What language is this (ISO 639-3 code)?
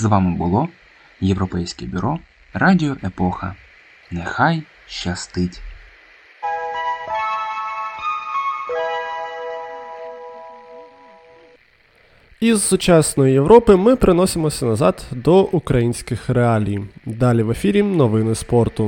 ukr